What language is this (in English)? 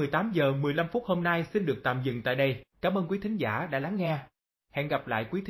Vietnamese